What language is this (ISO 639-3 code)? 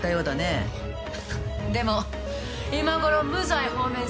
jpn